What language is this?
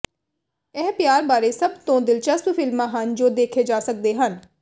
Punjabi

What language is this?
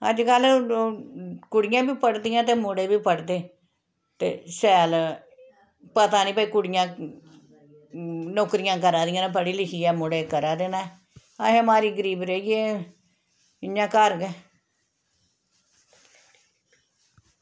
Dogri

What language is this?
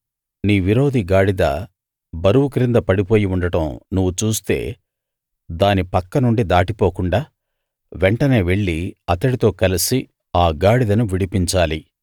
Telugu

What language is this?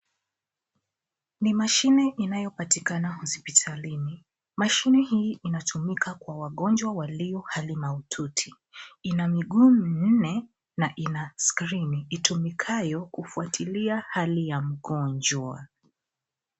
Swahili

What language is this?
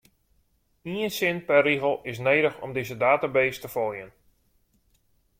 Western Frisian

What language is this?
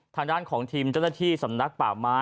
Thai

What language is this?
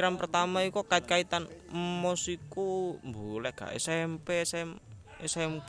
Indonesian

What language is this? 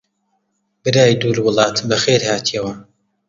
Central Kurdish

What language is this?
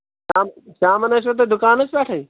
Kashmiri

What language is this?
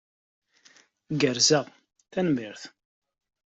Kabyle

